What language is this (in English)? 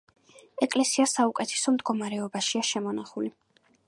Georgian